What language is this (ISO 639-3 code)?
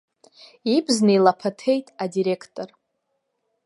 abk